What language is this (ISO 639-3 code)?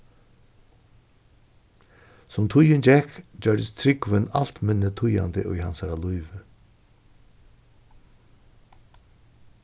fao